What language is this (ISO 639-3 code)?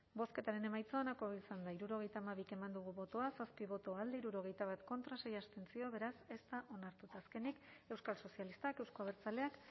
eus